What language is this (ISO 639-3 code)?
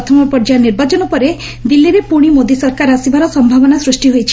ori